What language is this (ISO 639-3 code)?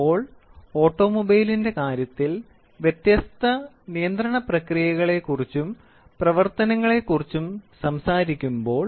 mal